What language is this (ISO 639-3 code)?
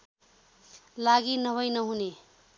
nep